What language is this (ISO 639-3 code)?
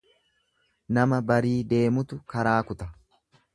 orm